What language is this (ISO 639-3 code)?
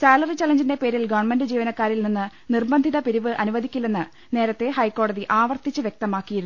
mal